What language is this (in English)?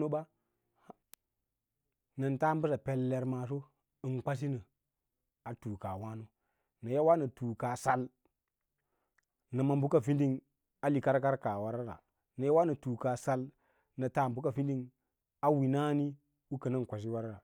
Lala-Roba